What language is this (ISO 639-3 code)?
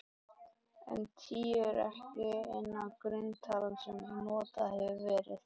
isl